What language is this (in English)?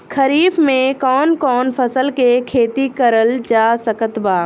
Bhojpuri